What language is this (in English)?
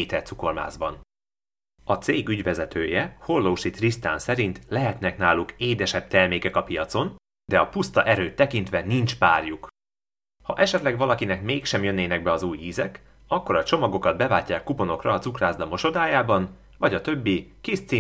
Hungarian